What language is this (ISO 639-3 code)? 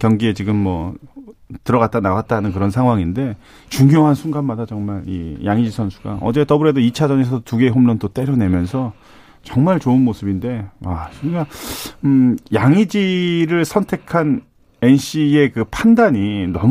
kor